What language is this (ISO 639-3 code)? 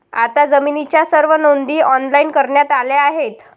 mar